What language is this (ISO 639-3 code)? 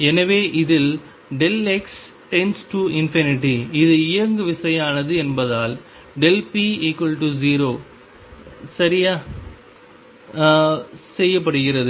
tam